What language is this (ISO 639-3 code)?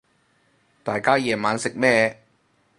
yue